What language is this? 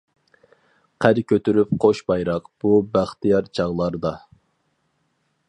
Uyghur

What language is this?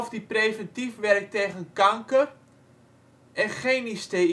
Dutch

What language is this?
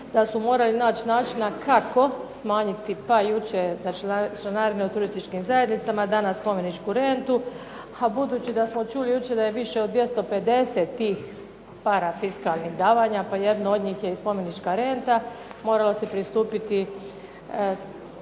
Croatian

